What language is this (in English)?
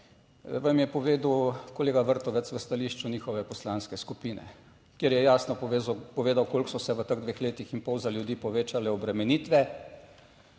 Slovenian